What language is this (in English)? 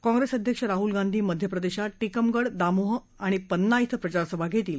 Marathi